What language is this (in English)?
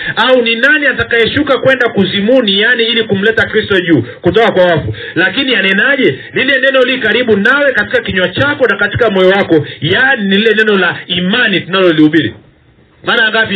Swahili